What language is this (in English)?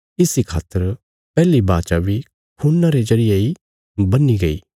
Bilaspuri